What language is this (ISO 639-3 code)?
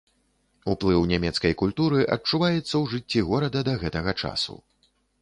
bel